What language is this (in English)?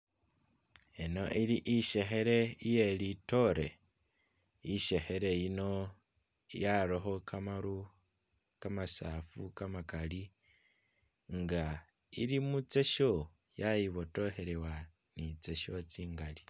Masaaba